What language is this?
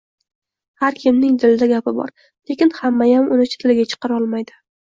Uzbek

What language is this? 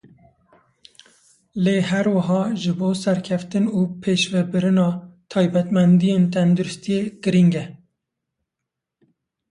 Kurdish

